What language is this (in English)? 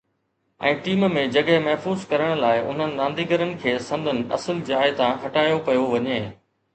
Sindhi